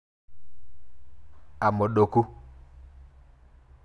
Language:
Masai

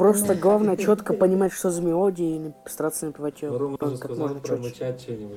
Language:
Russian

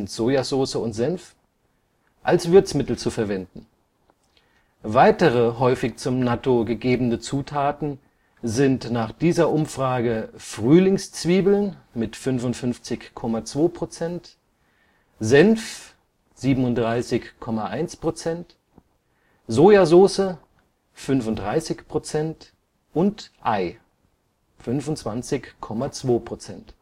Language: German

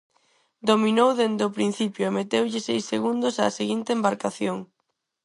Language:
Galician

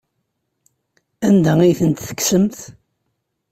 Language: Kabyle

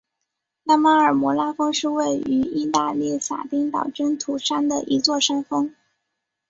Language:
Chinese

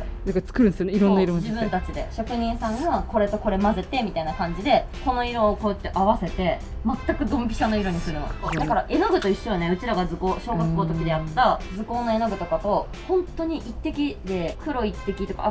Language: Japanese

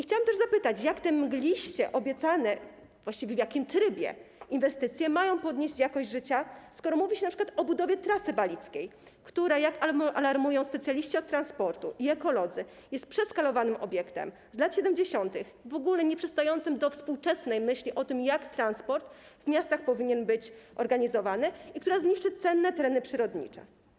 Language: Polish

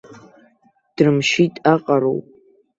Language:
Abkhazian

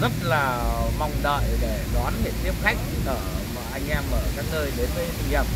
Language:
Vietnamese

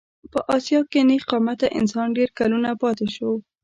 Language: Pashto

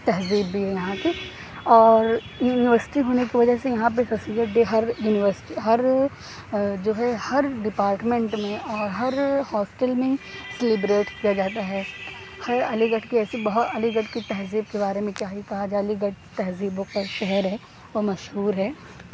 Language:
Urdu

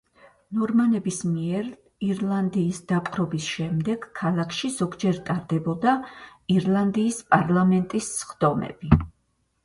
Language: Georgian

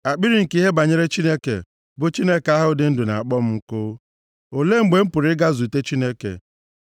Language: Igbo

